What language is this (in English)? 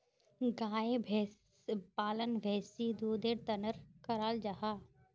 Magahi